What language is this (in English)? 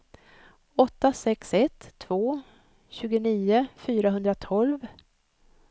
Swedish